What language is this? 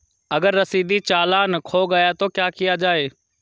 Hindi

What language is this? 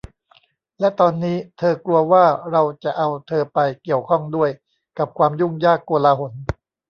Thai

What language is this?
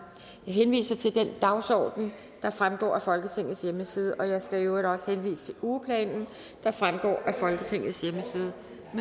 Danish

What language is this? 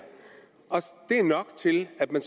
Danish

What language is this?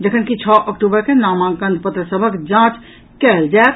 Maithili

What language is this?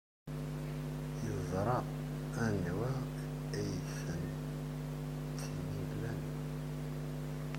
Kabyle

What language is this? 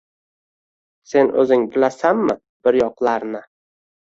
Uzbek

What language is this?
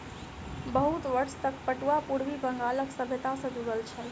Maithili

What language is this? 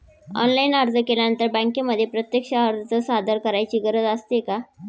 Marathi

